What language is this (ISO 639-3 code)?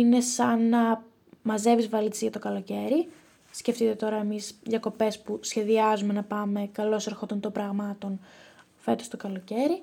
ell